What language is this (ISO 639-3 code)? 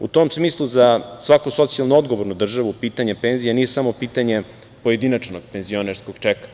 srp